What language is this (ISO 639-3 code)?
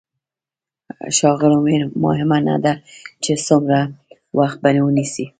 pus